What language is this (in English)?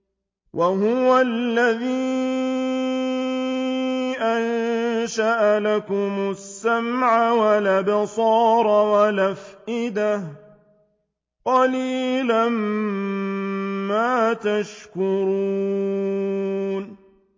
Arabic